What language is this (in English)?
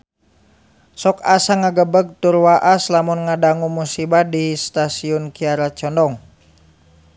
Sundanese